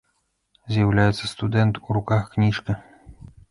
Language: Belarusian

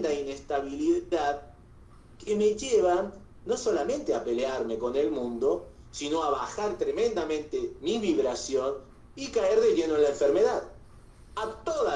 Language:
Spanish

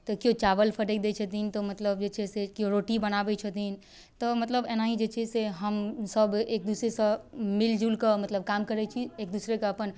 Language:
Maithili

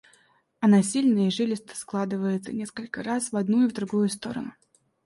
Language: Russian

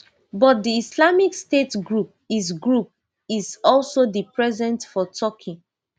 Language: Nigerian Pidgin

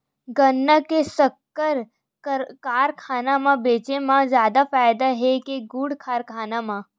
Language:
Chhattisgarhi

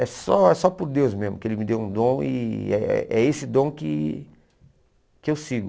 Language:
Portuguese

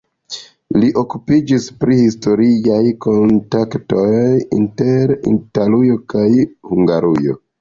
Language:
Esperanto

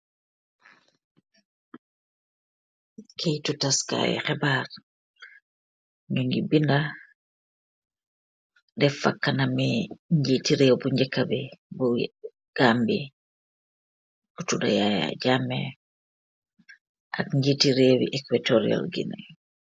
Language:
Wolof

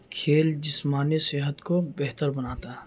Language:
Urdu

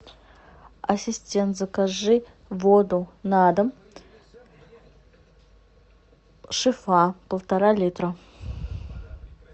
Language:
Russian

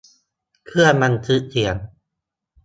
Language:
Thai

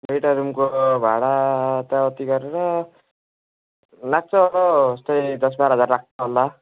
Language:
Nepali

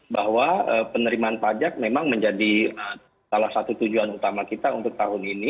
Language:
Indonesian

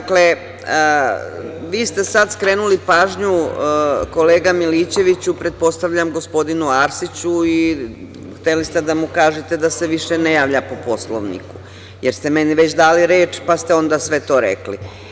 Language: Serbian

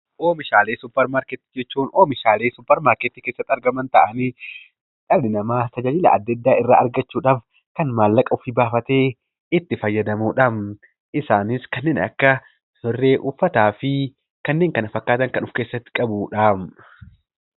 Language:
Oromo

